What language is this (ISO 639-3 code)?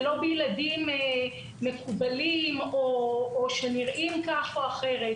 heb